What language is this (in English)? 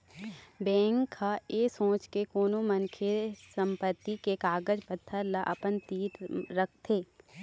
Chhattisgarhi